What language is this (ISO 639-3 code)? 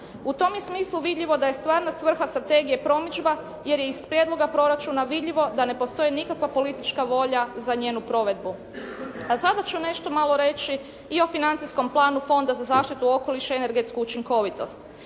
hrv